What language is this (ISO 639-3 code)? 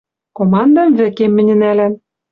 mrj